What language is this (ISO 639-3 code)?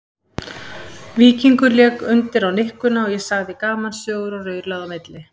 isl